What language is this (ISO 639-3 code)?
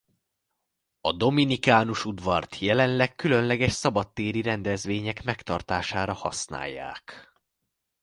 hun